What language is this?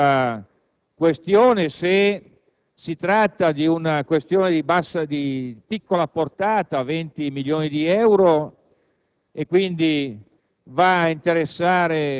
Italian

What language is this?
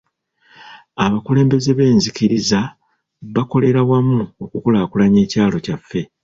Ganda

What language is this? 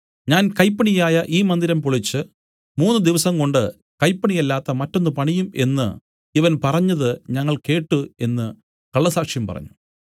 Malayalam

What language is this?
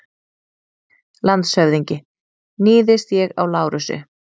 Icelandic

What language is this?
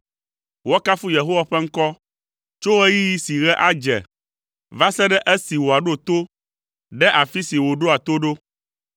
Ewe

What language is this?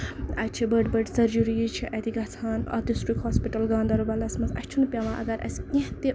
Kashmiri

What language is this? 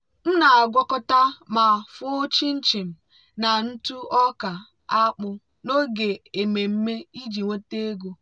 Igbo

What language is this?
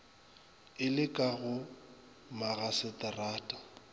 Northern Sotho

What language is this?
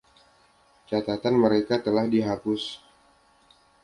Indonesian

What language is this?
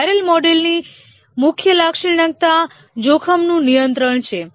Gujarati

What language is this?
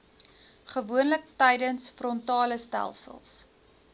Afrikaans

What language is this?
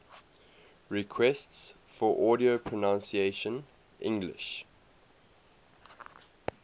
English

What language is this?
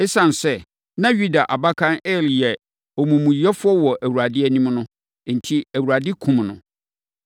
Akan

